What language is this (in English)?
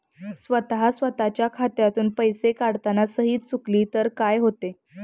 Marathi